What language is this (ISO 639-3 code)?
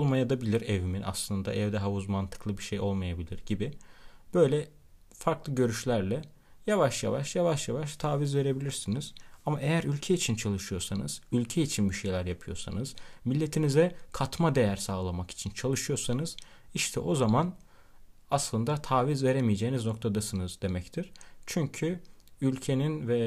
tur